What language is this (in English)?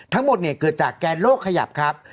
Thai